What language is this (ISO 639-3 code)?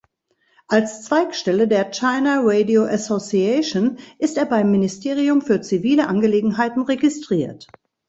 deu